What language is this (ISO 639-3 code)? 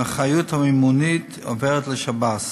heb